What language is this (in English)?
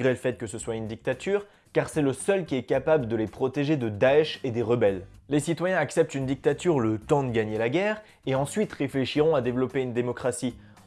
French